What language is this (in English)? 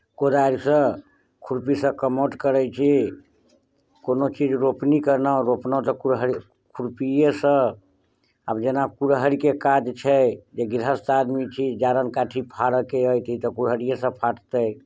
Maithili